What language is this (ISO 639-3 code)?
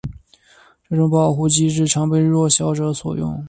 zho